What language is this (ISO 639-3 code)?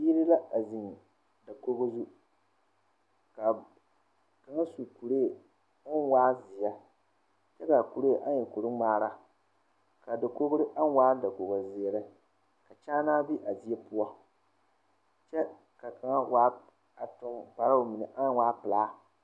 dga